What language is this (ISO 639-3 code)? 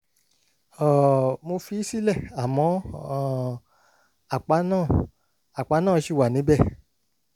yor